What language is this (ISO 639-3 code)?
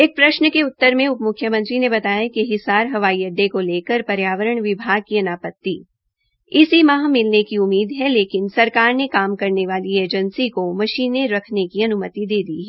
hin